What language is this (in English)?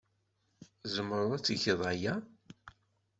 Kabyle